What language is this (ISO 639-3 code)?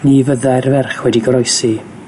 cym